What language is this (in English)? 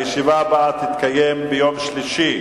Hebrew